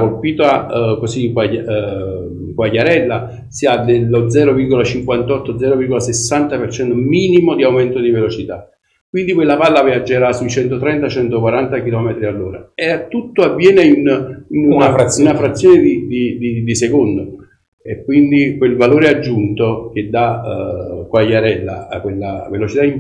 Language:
Italian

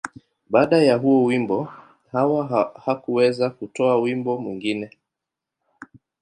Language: Swahili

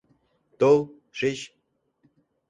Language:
Mari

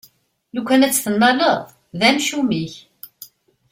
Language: Kabyle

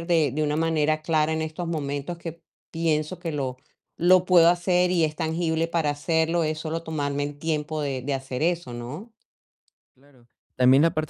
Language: Spanish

